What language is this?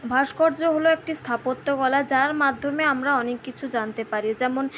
Bangla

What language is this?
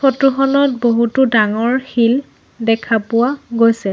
Assamese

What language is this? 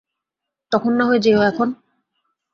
Bangla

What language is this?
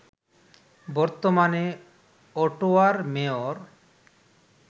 Bangla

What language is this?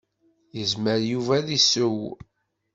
Kabyle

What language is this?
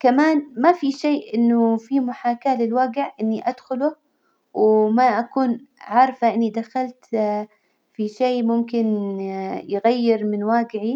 Hijazi Arabic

